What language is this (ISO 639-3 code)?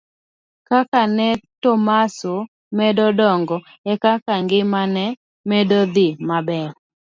luo